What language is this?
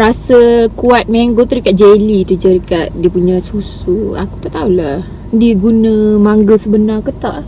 Malay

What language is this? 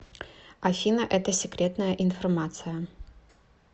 Russian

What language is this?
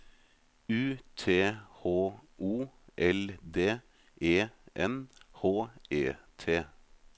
Norwegian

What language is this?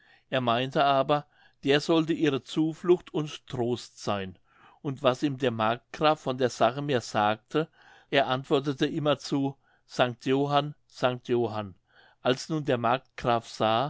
German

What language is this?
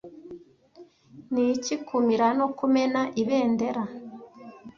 Kinyarwanda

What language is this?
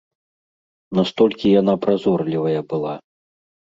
Belarusian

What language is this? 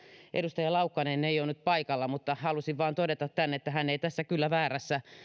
Finnish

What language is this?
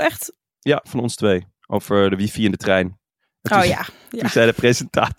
Dutch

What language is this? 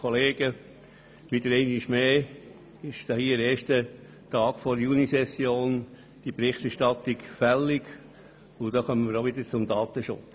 Swiss German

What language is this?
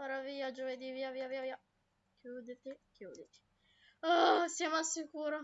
Italian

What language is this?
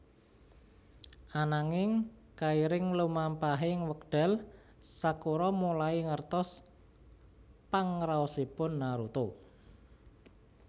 Javanese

